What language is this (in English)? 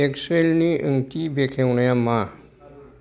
Bodo